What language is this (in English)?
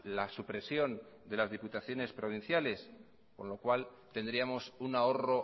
Spanish